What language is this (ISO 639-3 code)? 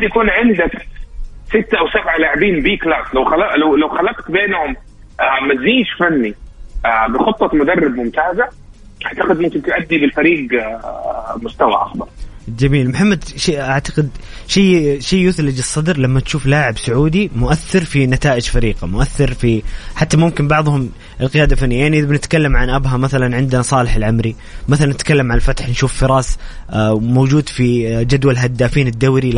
ara